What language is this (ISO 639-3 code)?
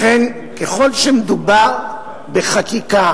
heb